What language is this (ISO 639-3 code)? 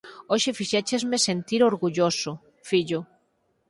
glg